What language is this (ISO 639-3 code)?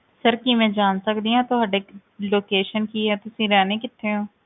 pan